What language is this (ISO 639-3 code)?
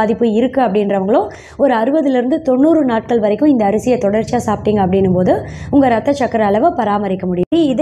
tam